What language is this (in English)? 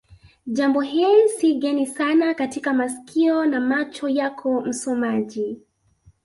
Swahili